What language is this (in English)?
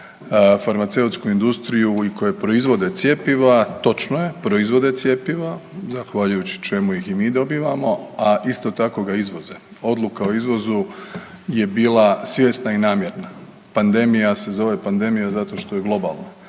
Croatian